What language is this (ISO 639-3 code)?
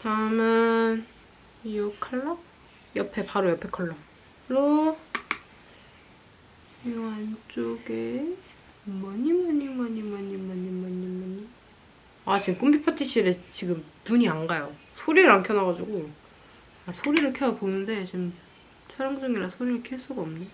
kor